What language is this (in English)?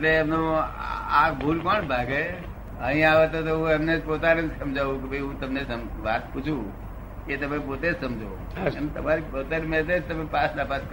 Gujarati